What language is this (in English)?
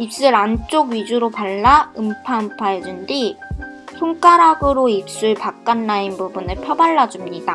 Korean